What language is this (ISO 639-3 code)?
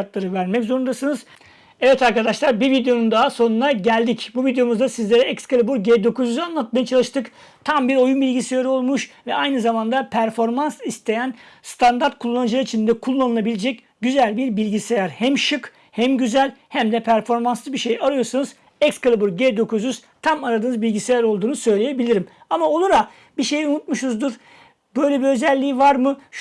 tur